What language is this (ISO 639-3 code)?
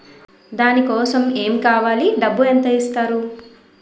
tel